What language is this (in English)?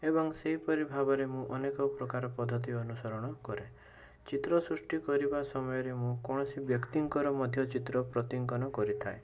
Odia